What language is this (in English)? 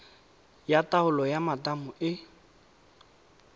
Tswana